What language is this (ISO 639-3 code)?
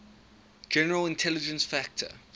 eng